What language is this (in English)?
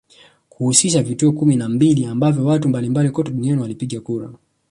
Swahili